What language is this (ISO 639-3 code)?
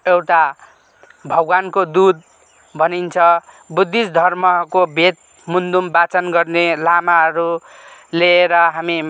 nep